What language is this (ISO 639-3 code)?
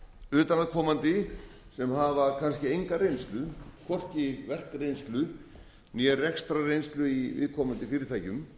isl